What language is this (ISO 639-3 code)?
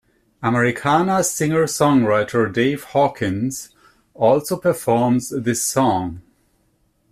eng